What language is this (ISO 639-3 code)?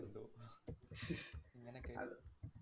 mal